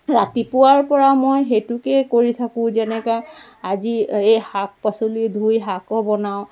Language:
Assamese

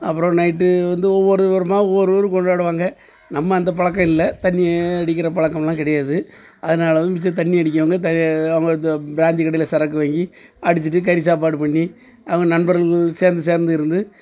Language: Tamil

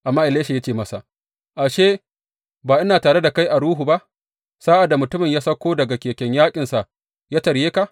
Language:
Hausa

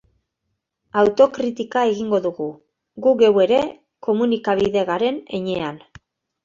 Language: Basque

